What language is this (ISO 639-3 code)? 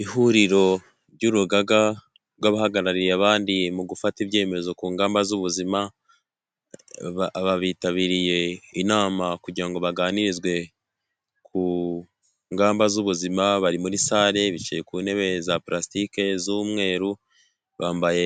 kin